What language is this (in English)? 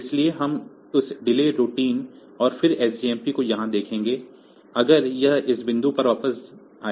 Hindi